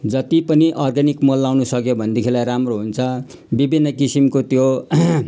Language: Nepali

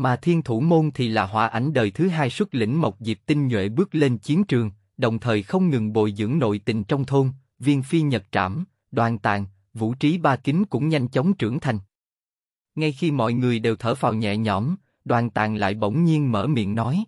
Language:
Vietnamese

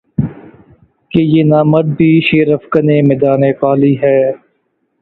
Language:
Urdu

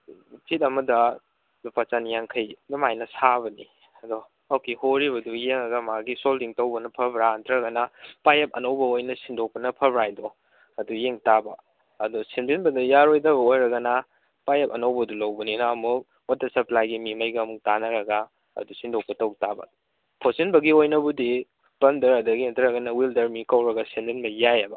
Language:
Manipuri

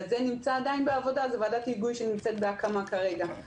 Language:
Hebrew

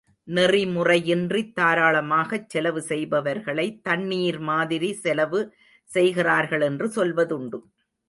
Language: Tamil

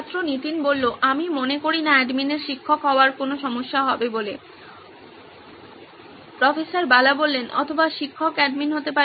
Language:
Bangla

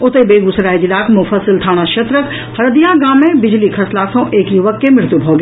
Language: Maithili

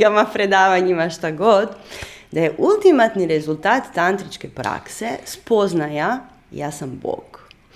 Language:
Croatian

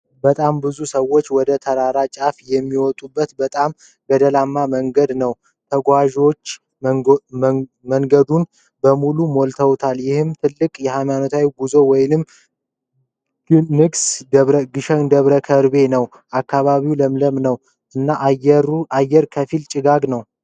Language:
Amharic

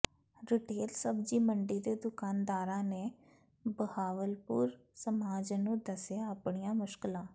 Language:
Punjabi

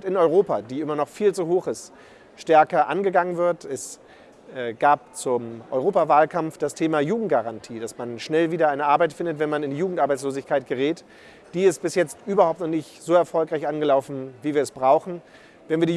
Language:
German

